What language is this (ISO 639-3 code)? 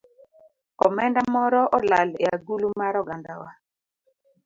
luo